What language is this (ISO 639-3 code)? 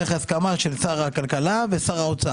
heb